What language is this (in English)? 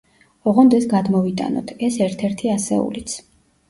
Georgian